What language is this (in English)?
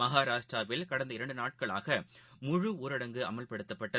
Tamil